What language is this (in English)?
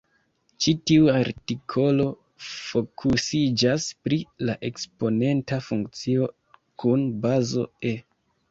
Esperanto